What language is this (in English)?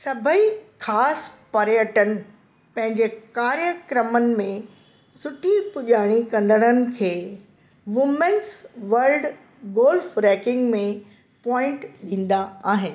Sindhi